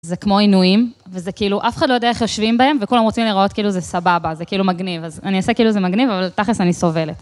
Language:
Hebrew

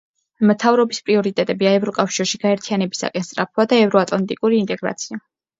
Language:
Georgian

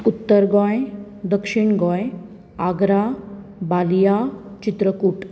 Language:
Konkani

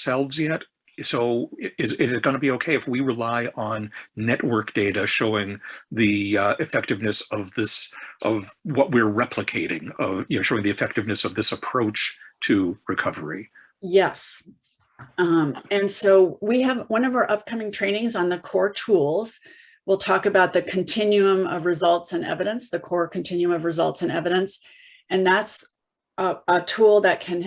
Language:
English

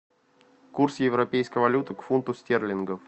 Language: Russian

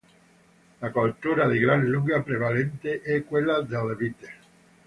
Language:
Italian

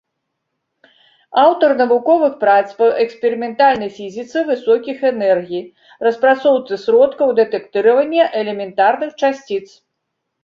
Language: Belarusian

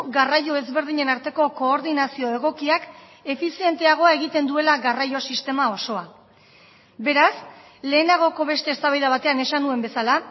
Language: Basque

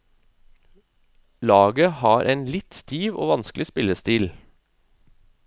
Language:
Norwegian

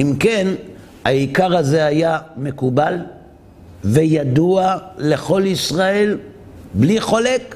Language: Hebrew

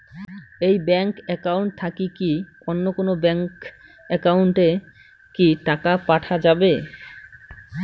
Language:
Bangla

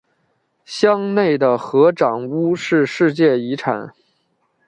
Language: Chinese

